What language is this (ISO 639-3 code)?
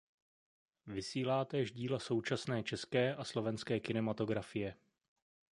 ces